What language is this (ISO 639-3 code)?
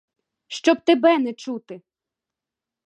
ukr